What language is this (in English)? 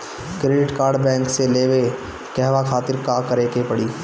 Bhojpuri